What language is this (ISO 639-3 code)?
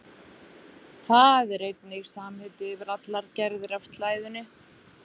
isl